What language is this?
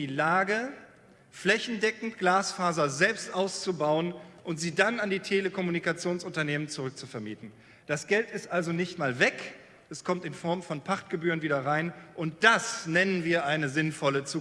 German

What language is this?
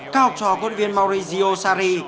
Vietnamese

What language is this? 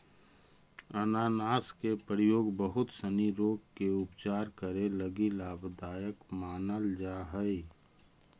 Magahi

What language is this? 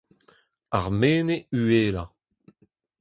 Breton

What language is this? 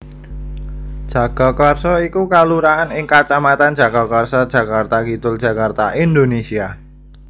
Javanese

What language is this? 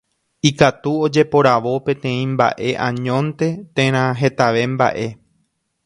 Guarani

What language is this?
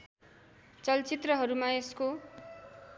Nepali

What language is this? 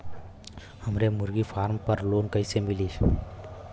Bhojpuri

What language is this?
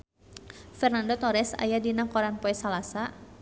Sundanese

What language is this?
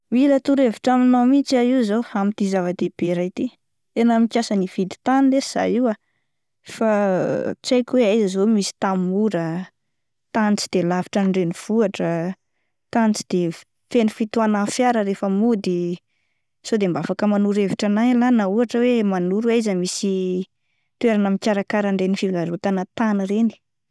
Malagasy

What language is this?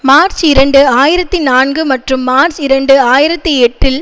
Tamil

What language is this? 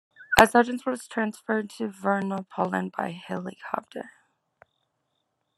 English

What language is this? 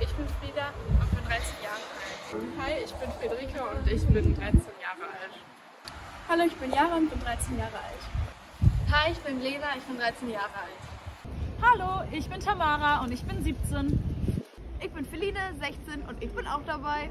German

